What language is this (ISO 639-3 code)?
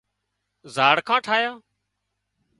kxp